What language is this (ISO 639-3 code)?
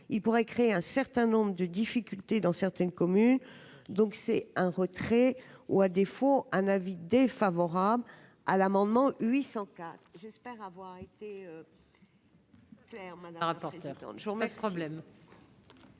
fra